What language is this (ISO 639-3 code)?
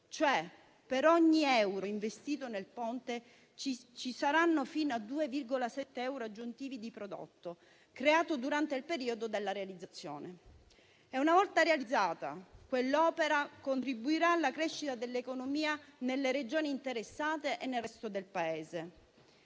ita